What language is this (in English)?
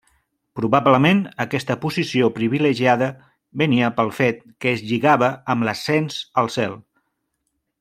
Catalan